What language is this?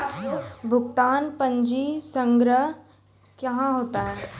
Maithili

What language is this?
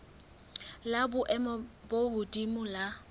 Southern Sotho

